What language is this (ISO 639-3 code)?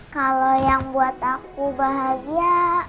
ind